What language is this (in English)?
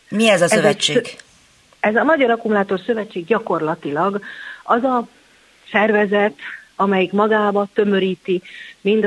Hungarian